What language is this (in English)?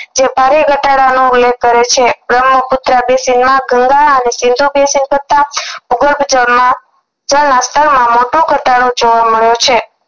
Gujarati